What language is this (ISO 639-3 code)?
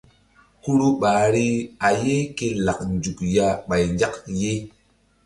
mdd